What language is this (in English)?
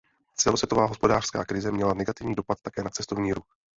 Czech